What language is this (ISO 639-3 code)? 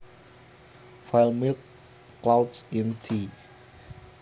jav